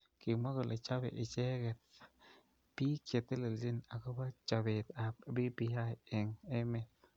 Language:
Kalenjin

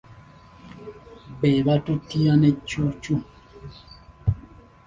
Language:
Ganda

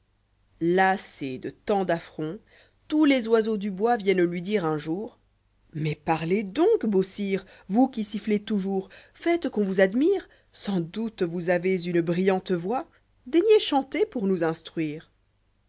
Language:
French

